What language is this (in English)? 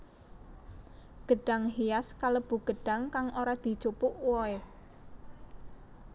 Javanese